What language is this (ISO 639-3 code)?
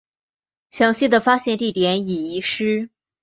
zho